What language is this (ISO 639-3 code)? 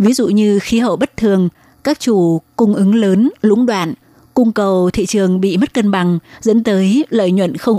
vie